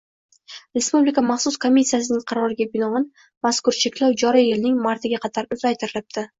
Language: Uzbek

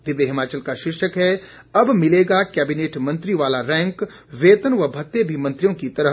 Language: Hindi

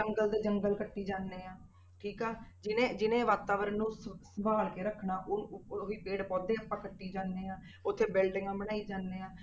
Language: Punjabi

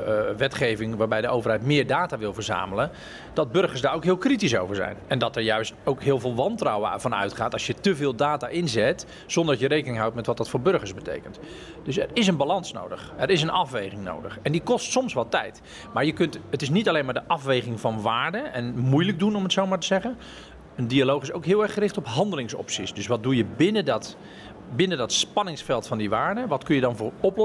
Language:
Dutch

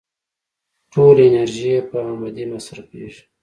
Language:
Pashto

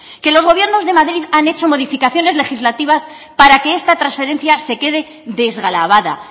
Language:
Spanish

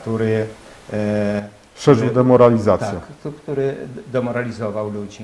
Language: Polish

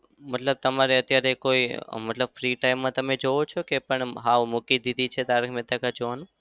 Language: Gujarati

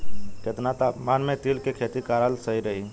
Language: Bhojpuri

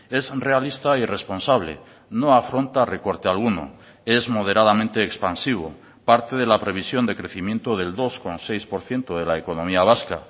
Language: Spanish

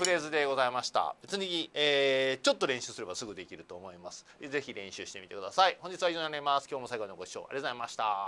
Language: Japanese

